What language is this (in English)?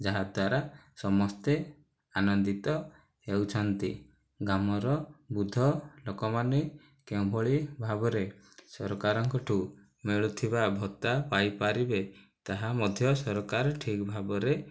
Odia